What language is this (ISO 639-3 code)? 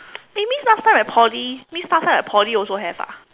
eng